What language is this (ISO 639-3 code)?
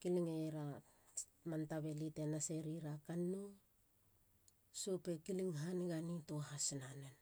hla